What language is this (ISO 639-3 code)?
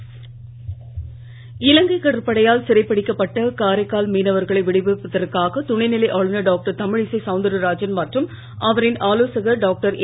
tam